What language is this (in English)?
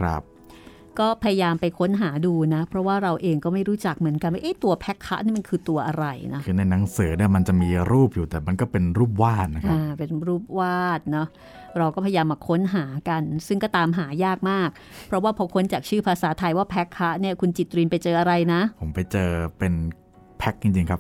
Thai